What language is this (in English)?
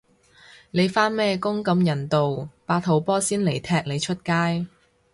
Cantonese